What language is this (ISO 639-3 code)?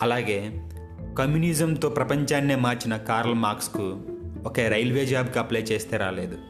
tel